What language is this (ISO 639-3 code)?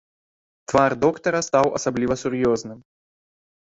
bel